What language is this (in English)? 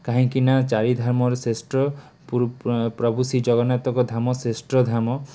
Odia